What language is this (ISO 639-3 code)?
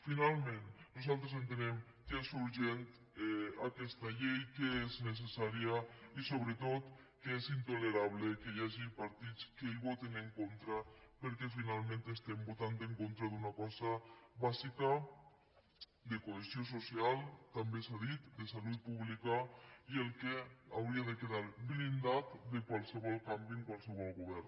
cat